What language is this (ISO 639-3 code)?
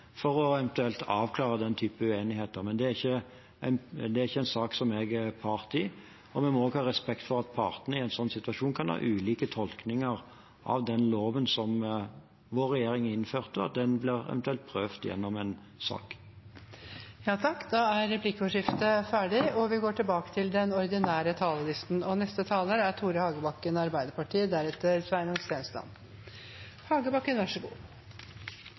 nor